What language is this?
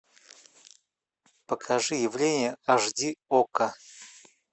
Russian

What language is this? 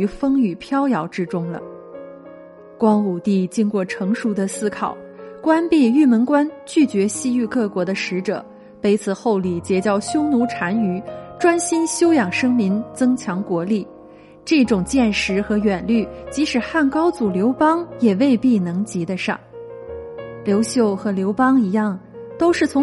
Chinese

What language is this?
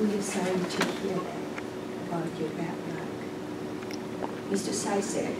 English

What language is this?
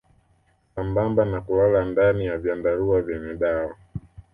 Swahili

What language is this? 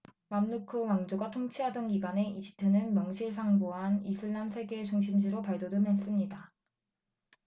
Korean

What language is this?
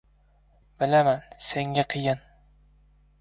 Uzbek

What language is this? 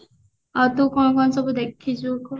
Odia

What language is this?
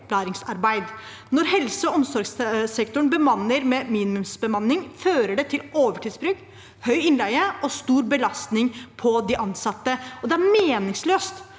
Norwegian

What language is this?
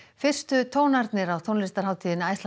Icelandic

